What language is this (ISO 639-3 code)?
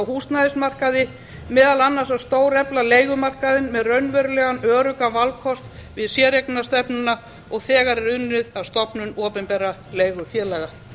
isl